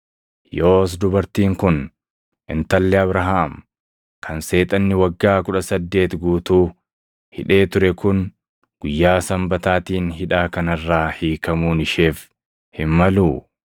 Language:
Oromo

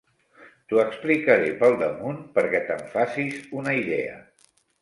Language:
Catalan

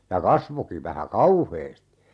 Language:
Finnish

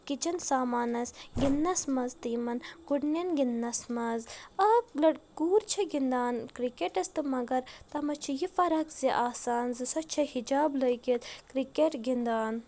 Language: Kashmiri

